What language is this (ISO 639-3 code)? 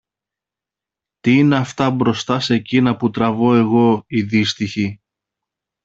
ell